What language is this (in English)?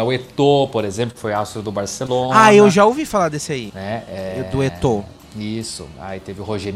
Portuguese